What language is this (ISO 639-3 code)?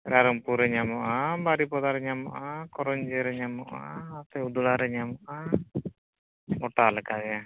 sat